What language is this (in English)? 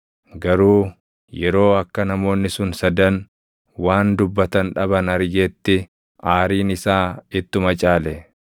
Oromo